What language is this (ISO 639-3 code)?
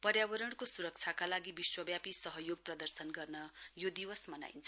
nep